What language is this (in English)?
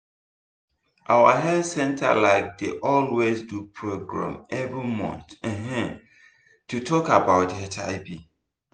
Nigerian Pidgin